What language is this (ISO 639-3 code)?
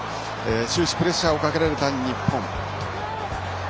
jpn